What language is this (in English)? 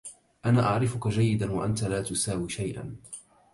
Arabic